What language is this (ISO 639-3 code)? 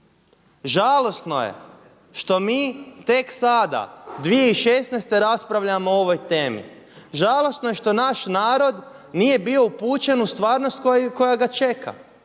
hrv